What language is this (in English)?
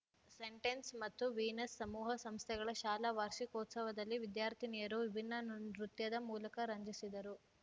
Kannada